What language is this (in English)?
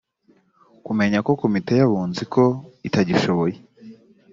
Kinyarwanda